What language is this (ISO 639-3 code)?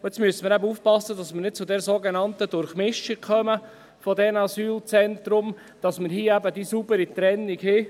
gsw